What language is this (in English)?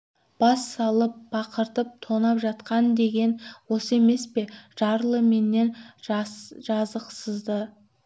Kazakh